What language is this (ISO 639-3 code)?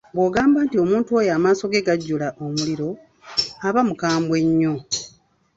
lug